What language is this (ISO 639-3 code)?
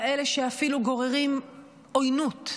heb